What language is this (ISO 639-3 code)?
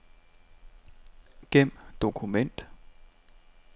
dan